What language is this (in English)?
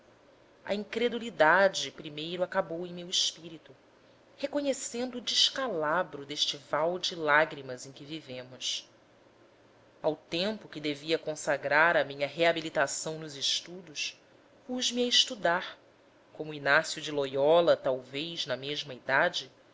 Portuguese